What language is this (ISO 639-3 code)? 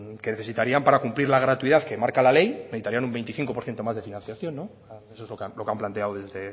spa